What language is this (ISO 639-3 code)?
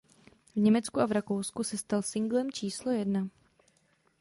ces